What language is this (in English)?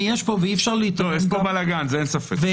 Hebrew